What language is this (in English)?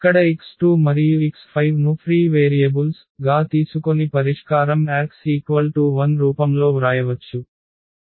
Telugu